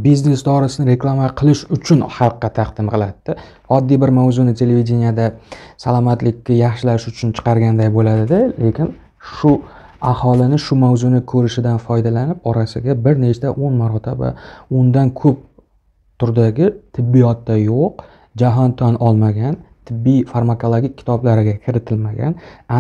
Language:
Turkish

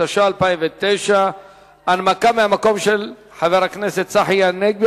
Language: Hebrew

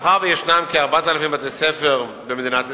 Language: Hebrew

